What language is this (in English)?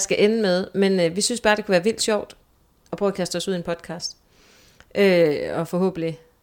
Danish